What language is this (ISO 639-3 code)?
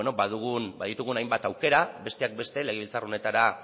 eus